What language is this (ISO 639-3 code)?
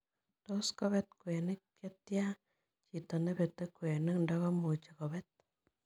kln